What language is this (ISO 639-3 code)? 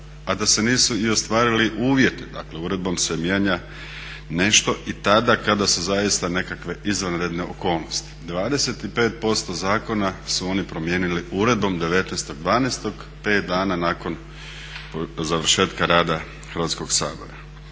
hrv